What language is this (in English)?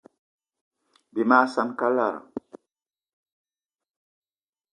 Eton (Cameroon)